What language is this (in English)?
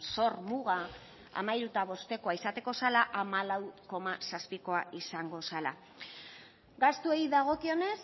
Basque